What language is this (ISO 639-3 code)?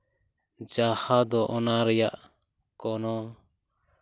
sat